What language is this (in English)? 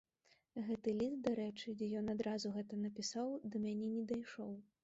Belarusian